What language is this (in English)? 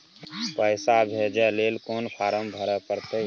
Maithili